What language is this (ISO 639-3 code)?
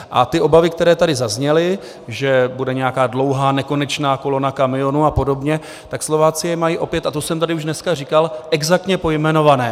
ces